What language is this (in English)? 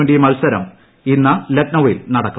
Malayalam